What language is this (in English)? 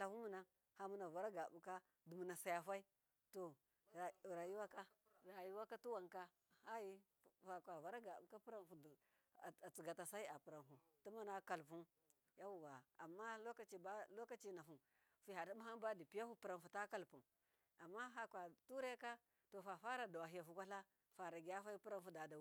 Miya